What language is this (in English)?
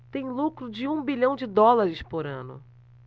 Portuguese